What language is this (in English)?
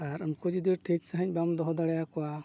Santali